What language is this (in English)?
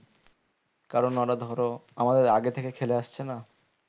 Bangla